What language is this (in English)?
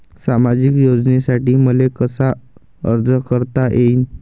Marathi